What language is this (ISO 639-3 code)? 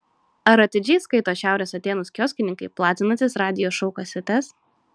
lit